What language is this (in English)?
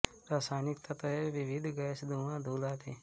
Hindi